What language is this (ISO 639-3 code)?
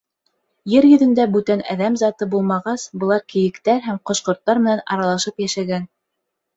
bak